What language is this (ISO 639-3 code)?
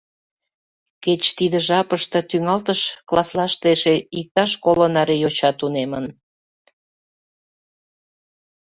chm